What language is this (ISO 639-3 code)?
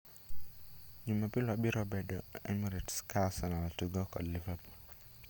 luo